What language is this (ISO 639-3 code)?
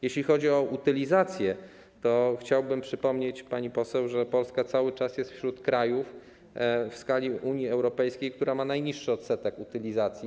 pol